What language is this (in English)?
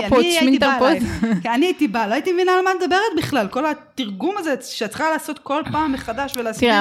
Hebrew